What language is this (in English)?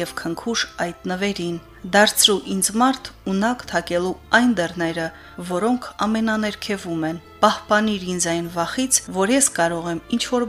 Romanian